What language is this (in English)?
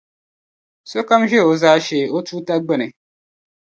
Dagbani